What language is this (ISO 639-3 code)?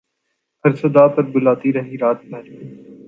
urd